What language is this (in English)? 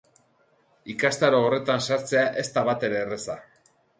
Basque